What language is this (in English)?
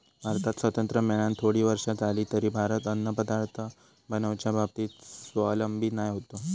Marathi